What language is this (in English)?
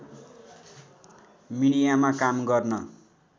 Nepali